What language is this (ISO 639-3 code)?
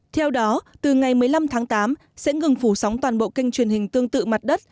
vie